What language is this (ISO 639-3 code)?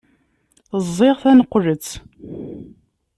kab